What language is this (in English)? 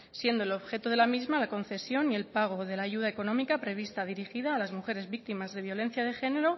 Spanish